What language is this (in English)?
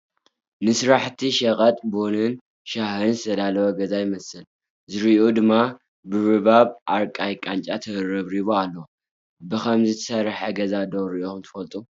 Tigrinya